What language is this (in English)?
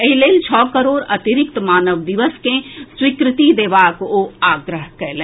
Maithili